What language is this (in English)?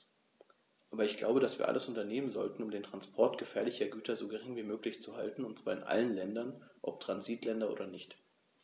German